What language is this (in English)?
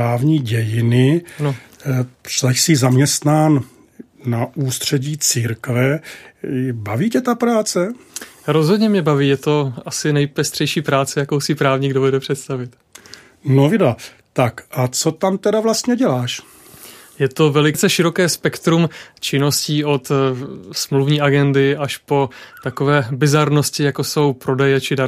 Czech